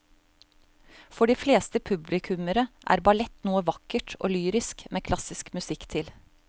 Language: Norwegian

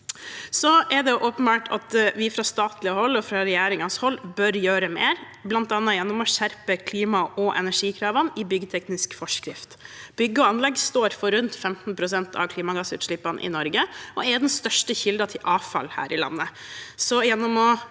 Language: Norwegian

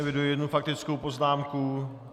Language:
Czech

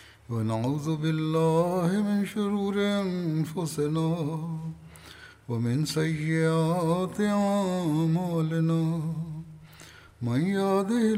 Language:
Bulgarian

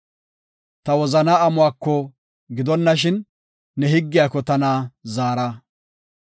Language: Gofa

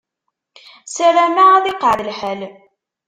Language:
Kabyle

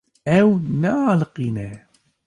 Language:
Kurdish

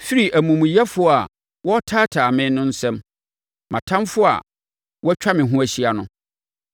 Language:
Akan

